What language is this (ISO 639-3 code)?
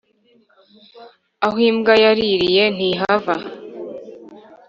kin